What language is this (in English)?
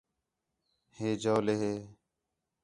Khetrani